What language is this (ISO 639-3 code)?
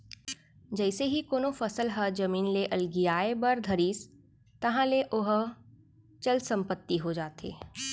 hne